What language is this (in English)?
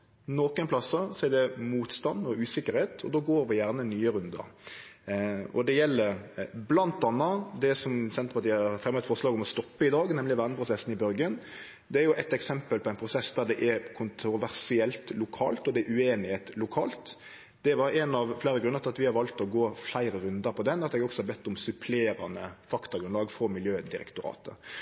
Norwegian Nynorsk